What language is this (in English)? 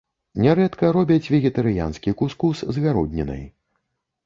Belarusian